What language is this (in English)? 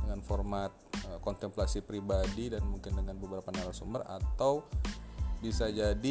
Indonesian